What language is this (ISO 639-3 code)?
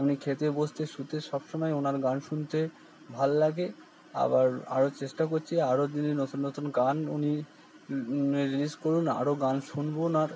ben